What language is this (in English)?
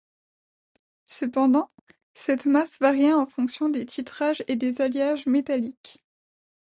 French